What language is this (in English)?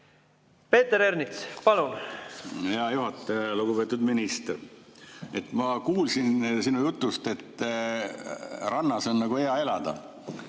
Estonian